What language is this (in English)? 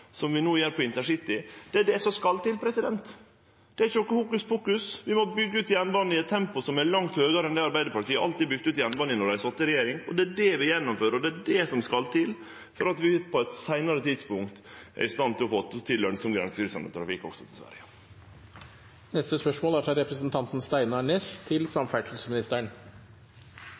Norwegian Nynorsk